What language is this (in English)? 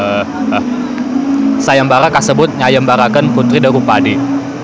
Sundanese